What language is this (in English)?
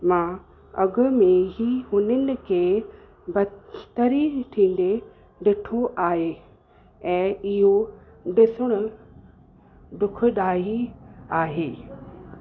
Sindhi